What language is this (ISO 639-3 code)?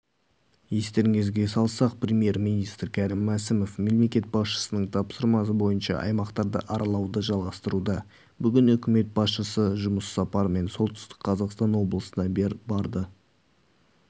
kaz